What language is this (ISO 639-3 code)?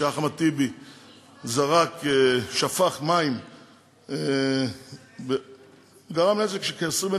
heb